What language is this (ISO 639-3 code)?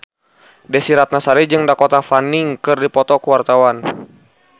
sun